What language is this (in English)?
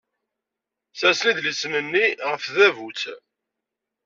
Kabyle